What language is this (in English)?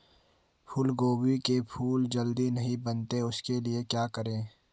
Hindi